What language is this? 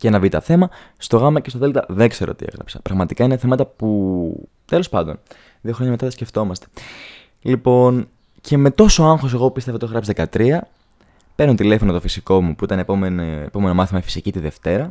Greek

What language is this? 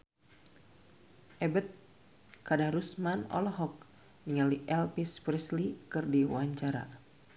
Sundanese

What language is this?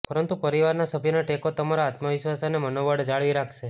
Gujarati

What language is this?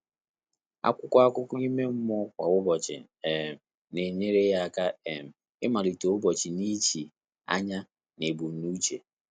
Igbo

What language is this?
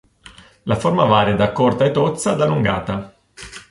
Italian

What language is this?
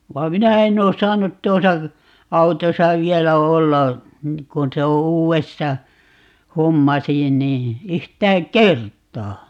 Finnish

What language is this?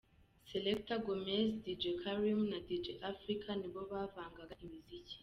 Kinyarwanda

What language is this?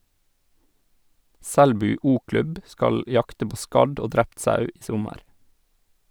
Norwegian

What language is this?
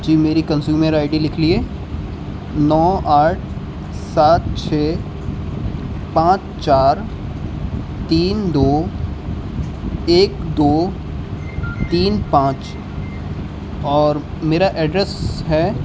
Urdu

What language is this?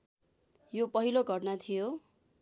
Nepali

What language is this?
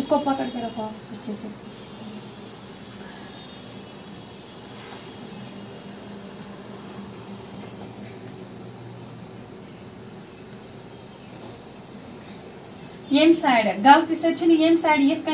Turkish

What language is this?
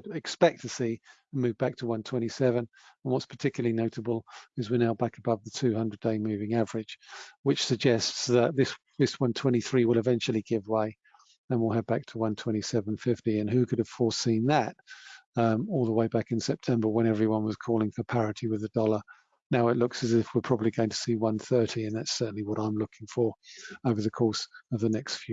English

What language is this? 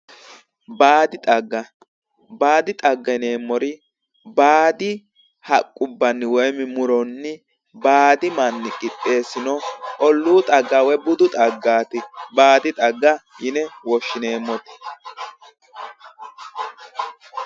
Sidamo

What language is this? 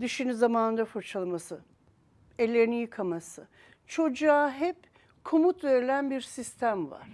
Turkish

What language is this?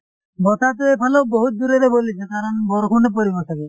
Assamese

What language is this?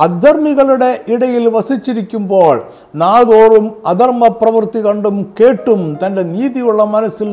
Malayalam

